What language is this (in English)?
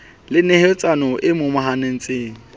Southern Sotho